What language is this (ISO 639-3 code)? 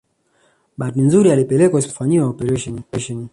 swa